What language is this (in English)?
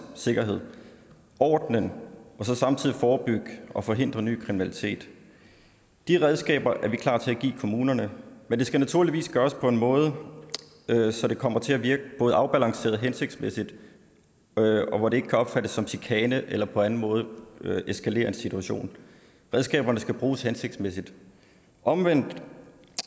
Danish